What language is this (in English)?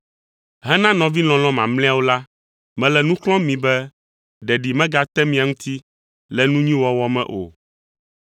Ewe